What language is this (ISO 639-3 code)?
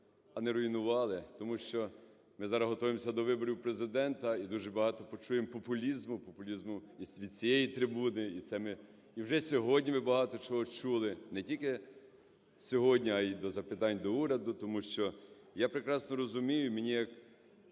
ukr